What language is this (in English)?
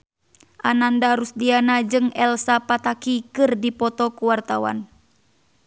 Sundanese